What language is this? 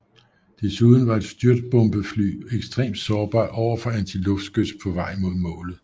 Danish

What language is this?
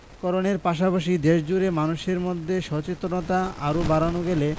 Bangla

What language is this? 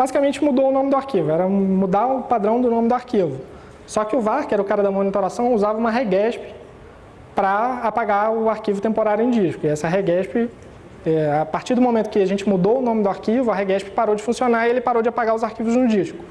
Portuguese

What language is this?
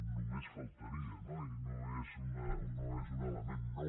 Catalan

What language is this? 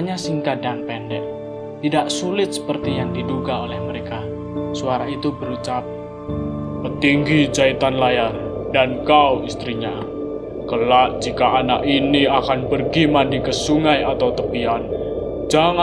Indonesian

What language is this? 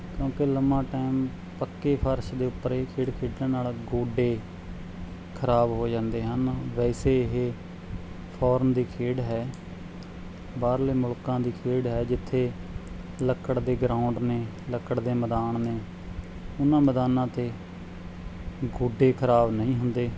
Punjabi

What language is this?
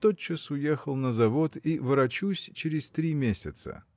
Russian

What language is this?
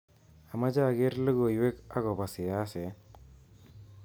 Kalenjin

